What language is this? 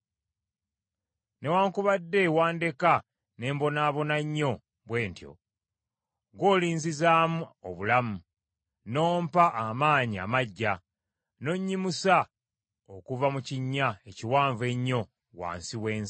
Ganda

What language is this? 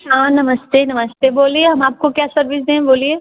Hindi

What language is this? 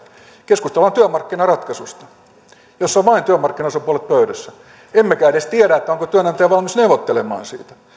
Finnish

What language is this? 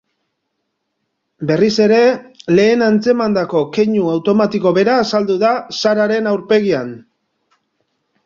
Basque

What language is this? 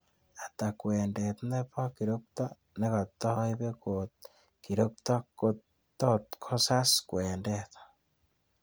Kalenjin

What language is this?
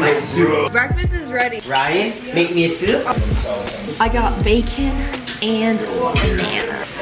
English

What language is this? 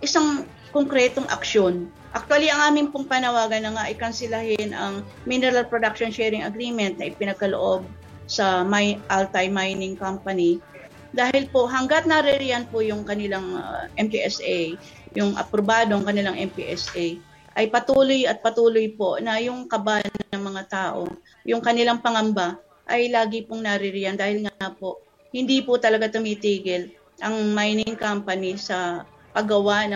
Filipino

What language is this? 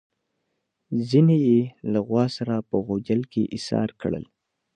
Pashto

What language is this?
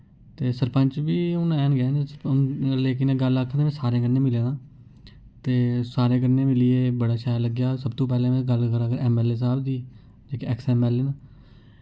Dogri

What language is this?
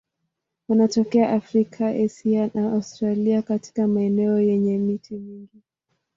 Swahili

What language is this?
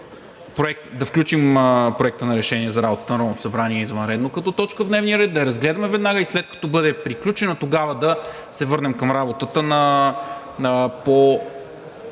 Bulgarian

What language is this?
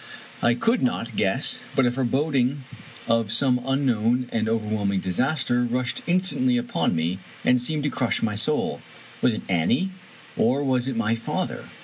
English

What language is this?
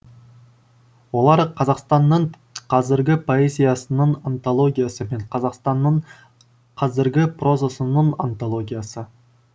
Kazakh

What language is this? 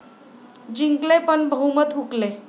Marathi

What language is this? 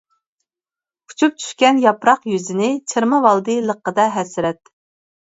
Uyghur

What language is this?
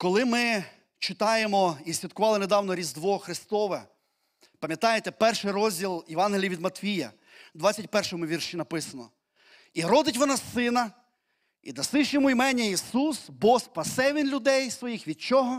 Ukrainian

